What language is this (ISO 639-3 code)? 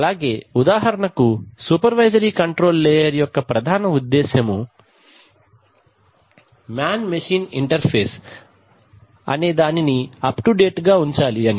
tel